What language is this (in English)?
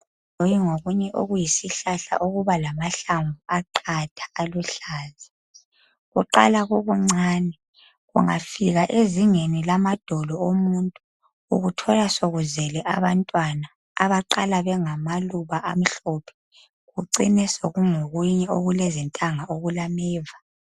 North Ndebele